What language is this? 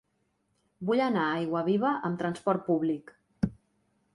Catalan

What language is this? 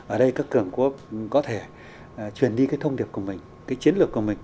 Vietnamese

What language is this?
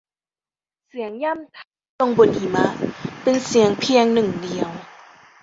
Thai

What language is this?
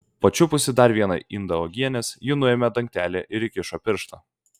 Lithuanian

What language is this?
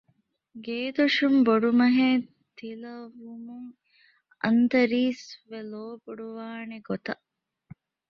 Divehi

